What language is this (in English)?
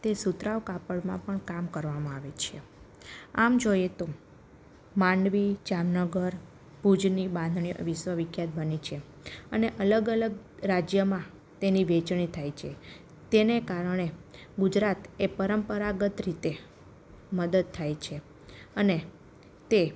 Gujarati